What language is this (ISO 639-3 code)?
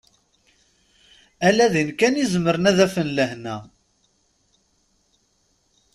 kab